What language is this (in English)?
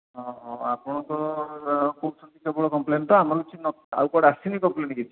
Odia